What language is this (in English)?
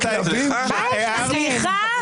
Hebrew